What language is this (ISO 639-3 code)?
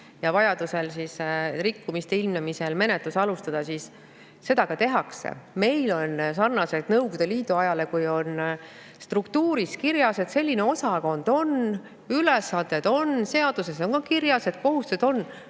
est